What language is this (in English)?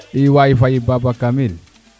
Serer